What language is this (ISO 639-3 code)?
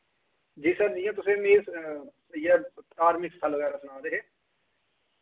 doi